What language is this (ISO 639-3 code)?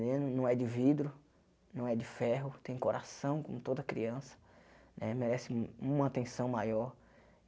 por